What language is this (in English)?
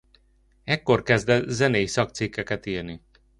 Hungarian